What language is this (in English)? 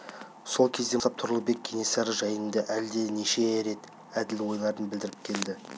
Kazakh